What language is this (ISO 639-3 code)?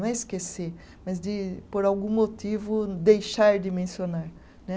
por